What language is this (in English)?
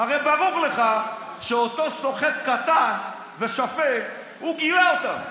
Hebrew